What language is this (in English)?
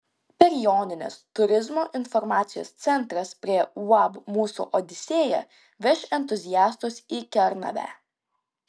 Lithuanian